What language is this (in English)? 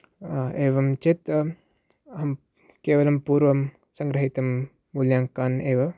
Sanskrit